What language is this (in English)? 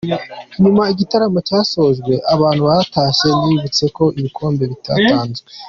Kinyarwanda